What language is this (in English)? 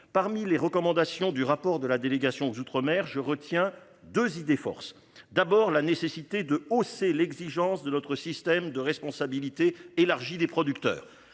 French